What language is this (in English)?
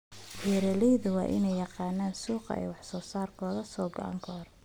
Somali